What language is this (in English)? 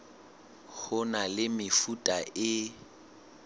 Southern Sotho